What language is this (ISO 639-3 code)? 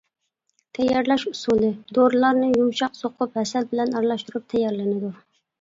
uig